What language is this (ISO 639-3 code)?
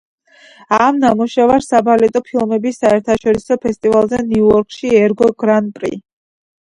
kat